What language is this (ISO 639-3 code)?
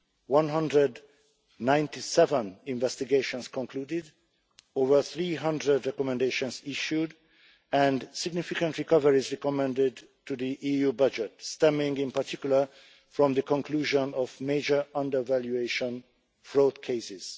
eng